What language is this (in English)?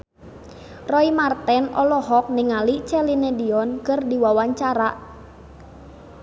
Sundanese